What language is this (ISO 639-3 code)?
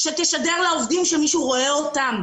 heb